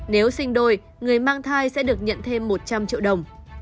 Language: Vietnamese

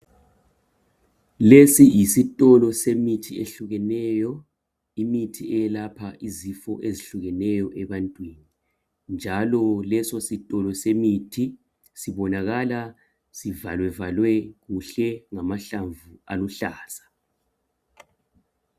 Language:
North Ndebele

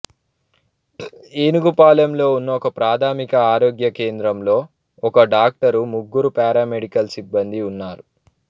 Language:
Telugu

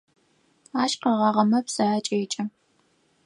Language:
Adyghe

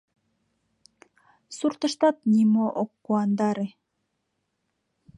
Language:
Mari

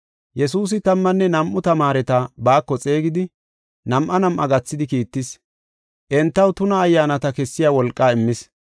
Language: Gofa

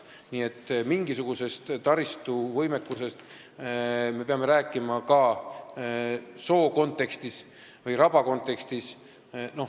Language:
Estonian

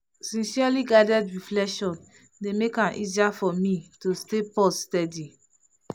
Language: Nigerian Pidgin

